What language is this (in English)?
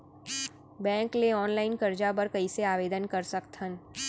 Chhattisgarhi